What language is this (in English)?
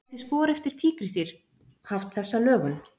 Icelandic